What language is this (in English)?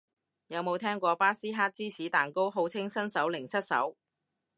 Cantonese